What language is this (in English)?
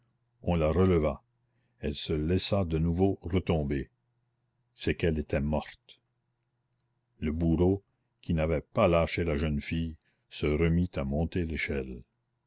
French